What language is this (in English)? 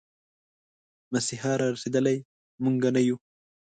Pashto